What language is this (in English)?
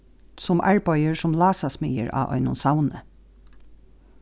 Faroese